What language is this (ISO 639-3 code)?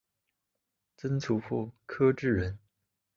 zho